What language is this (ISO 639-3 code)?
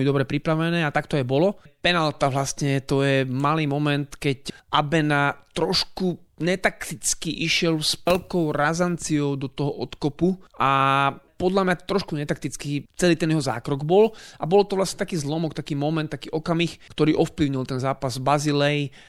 slk